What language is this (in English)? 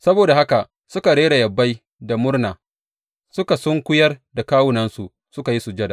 Hausa